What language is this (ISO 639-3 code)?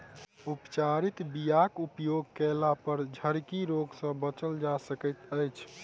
mai